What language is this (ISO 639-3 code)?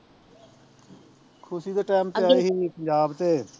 pan